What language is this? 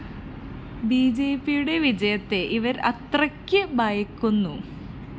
Malayalam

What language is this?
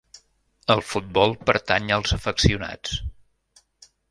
Catalan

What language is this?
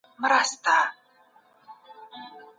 Pashto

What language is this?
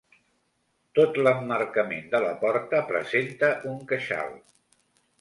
Catalan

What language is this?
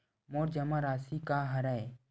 Chhattisgarhi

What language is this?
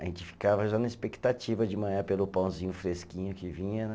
Portuguese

